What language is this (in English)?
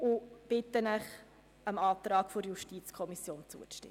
Swiss German